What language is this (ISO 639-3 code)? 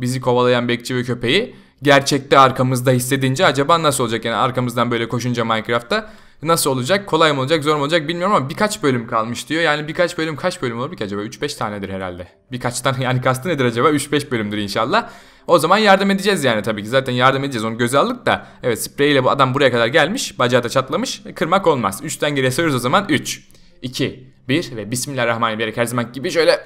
tur